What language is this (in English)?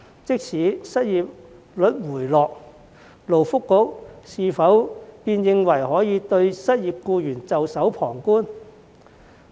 Cantonese